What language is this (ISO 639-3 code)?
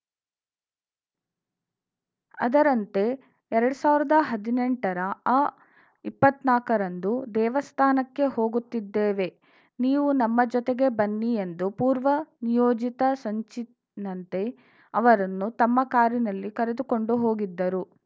kan